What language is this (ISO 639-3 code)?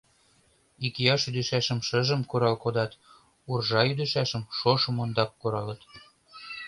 chm